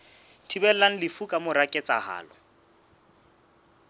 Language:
Southern Sotho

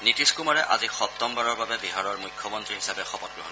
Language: Assamese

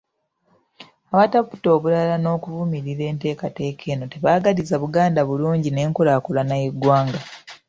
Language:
Ganda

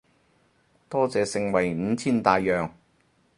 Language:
Cantonese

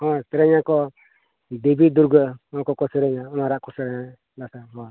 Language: Santali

